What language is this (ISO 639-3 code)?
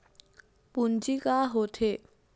hne